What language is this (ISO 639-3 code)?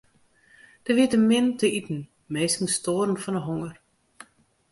fry